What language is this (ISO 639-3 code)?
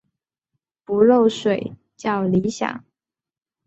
zho